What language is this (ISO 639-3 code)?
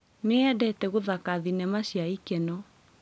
kik